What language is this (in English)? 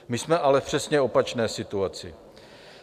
Czech